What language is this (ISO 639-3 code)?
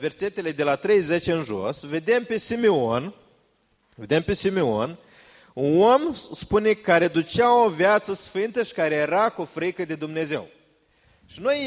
ron